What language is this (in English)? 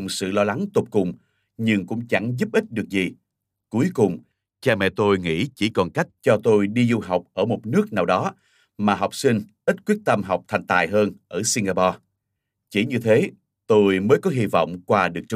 Vietnamese